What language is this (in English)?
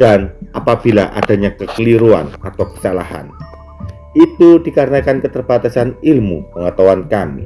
Indonesian